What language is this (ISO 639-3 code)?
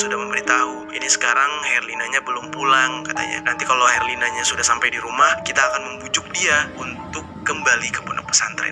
ind